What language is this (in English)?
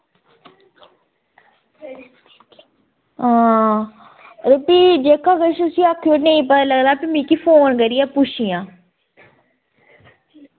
Dogri